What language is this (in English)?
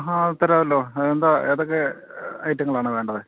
Malayalam